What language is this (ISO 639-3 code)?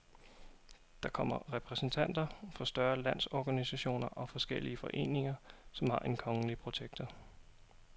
dan